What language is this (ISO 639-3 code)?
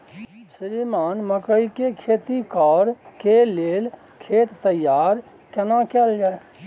mai